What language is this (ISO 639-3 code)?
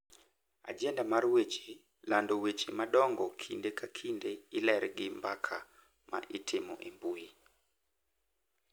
luo